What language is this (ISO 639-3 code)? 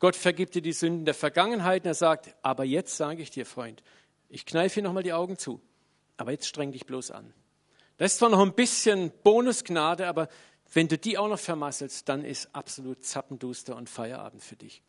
deu